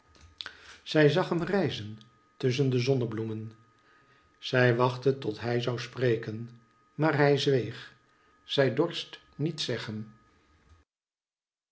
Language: Dutch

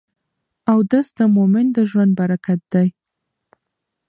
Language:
Pashto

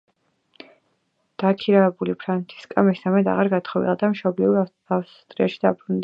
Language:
Georgian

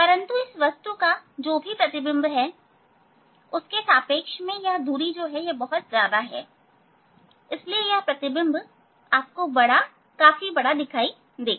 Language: Hindi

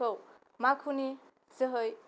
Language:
Bodo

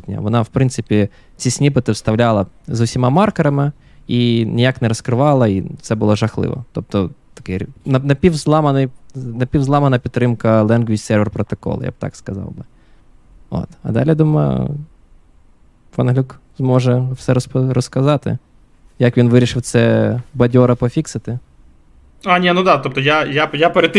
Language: Ukrainian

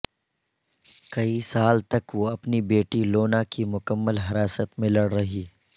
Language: Urdu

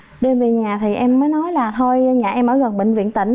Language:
Vietnamese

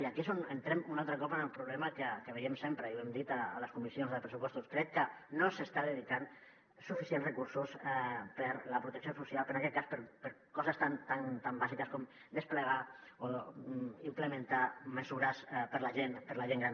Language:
Catalan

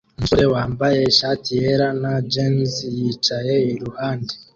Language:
Kinyarwanda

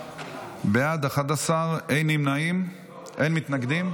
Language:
Hebrew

